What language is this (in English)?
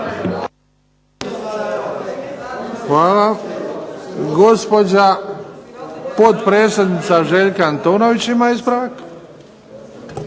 Croatian